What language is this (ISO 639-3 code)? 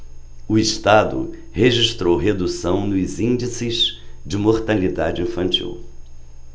por